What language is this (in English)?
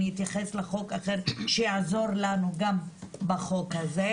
Hebrew